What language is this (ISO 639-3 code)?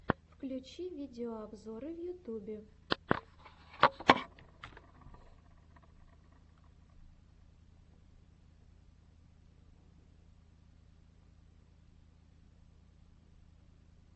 rus